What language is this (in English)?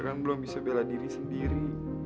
Indonesian